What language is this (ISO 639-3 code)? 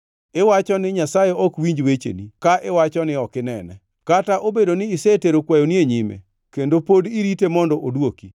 luo